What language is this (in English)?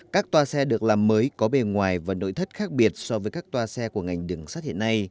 Vietnamese